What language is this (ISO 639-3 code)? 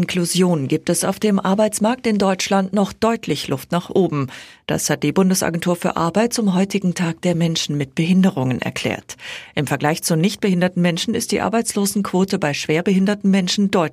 deu